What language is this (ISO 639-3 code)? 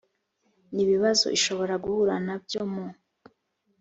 kin